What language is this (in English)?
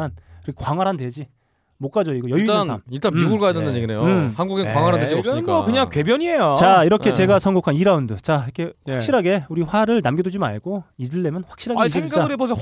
Korean